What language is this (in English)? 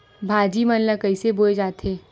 Chhattisgarhi